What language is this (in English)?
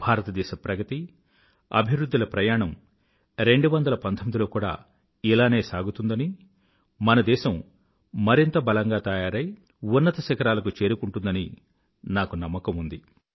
Telugu